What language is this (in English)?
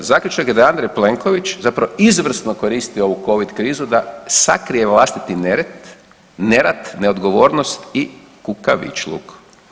Croatian